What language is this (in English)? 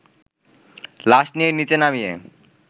Bangla